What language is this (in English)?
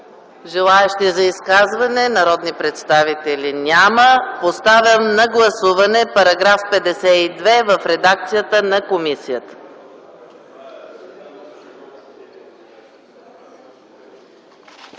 Bulgarian